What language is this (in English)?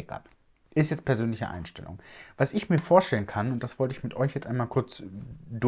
German